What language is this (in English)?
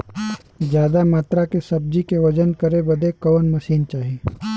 Bhojpuri